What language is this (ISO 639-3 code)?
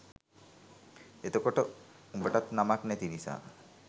sin